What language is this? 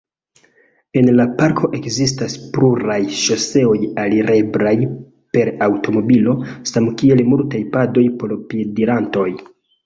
Esperanto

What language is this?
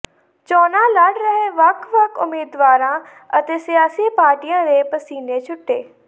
Punjabi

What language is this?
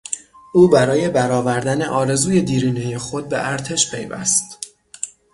Persian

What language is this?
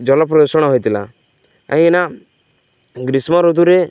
Odia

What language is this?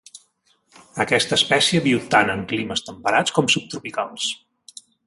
Catalan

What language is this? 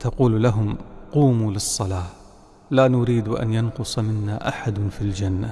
Arabic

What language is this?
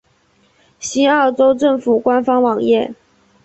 Chinese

